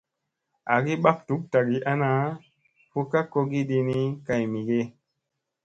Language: Musey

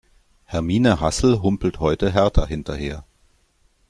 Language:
German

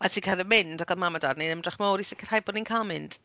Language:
Welsh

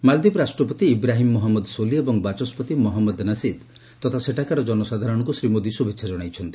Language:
Odia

